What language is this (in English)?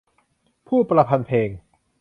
Thai